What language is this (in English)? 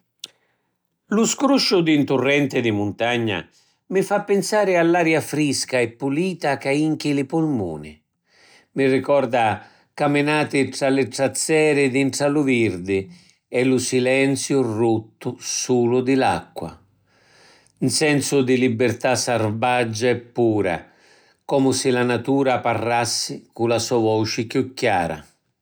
Sicilian